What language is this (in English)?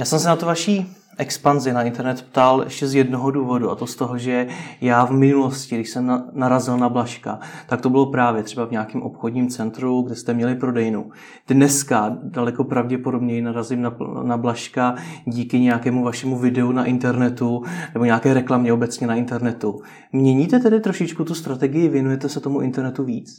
Czech